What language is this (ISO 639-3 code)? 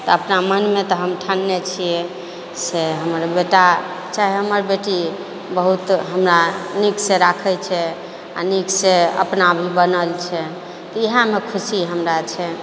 mai